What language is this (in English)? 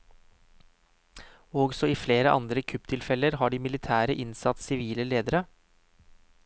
Norwegian